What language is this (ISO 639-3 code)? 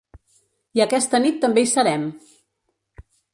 cat